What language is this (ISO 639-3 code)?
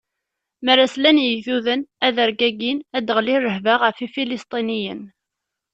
kab